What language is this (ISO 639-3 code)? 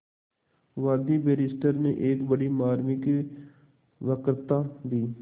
hin